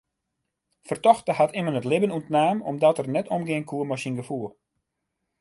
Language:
Western Frisian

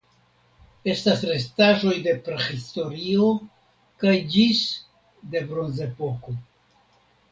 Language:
Esperanto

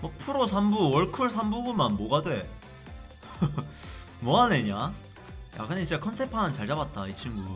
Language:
Korean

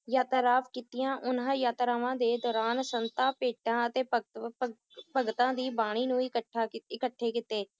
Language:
Punjabi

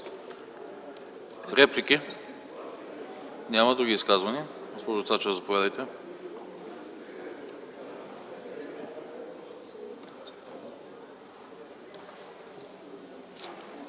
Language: Bulgarian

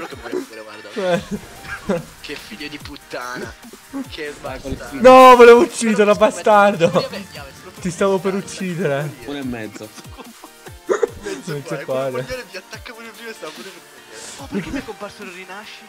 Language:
Italian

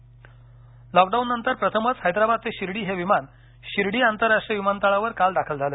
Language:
Marathi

